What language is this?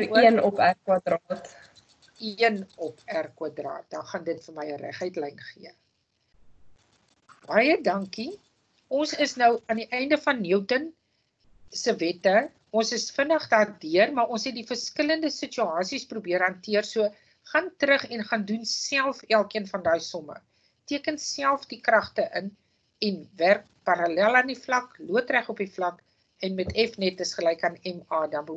Dutch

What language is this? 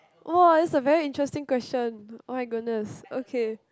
English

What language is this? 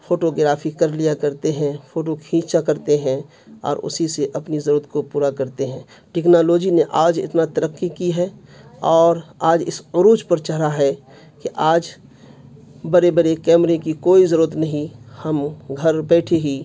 Urdu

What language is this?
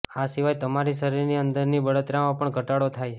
Gujarati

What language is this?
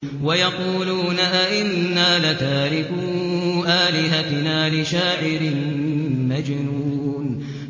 Arabic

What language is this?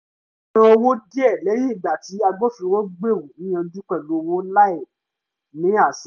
Yoruba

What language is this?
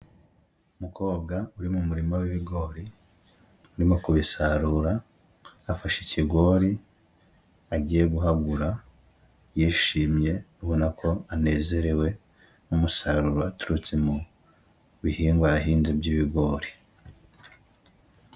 Kinyarwanda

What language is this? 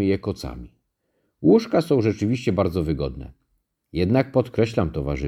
Polish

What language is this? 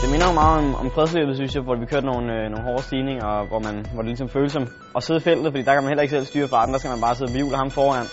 Danish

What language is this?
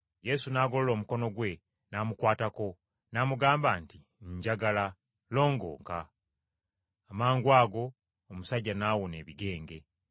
Ganda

